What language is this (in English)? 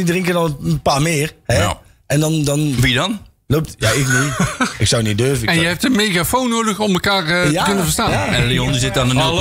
Dutch